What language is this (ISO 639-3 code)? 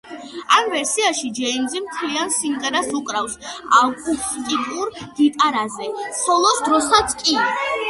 kat